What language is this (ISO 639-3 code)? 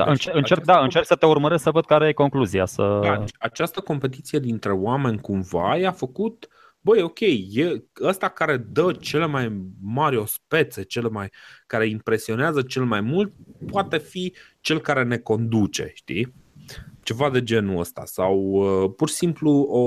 ron